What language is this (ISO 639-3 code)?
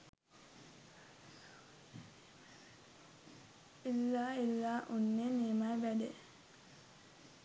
sin